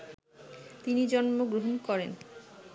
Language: Bangla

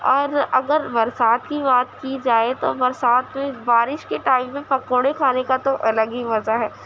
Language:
Urdu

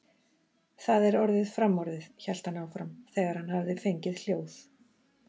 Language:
Icelandic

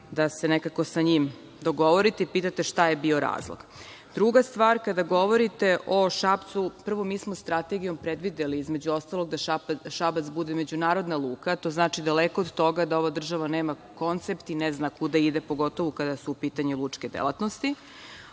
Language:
Serbian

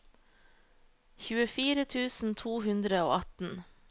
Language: Norwegian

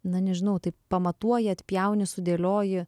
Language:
Lithuanian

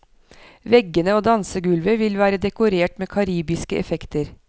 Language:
Norwegian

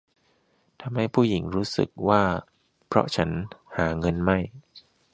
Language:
Thai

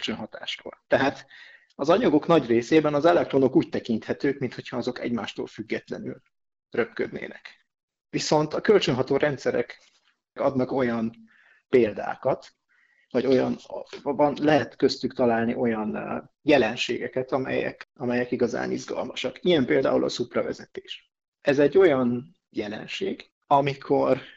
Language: Hungarian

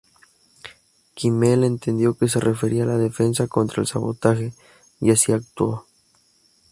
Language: Spanish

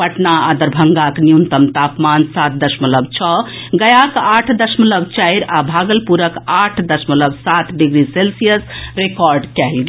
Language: Maithili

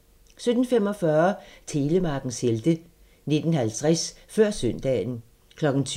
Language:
Danish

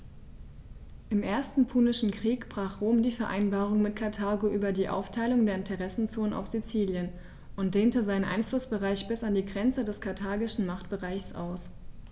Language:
German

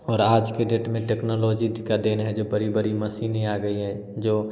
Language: Hindi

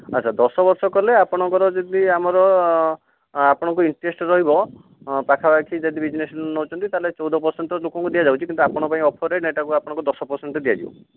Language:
Odia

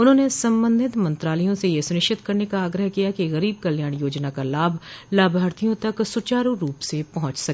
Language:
Hindi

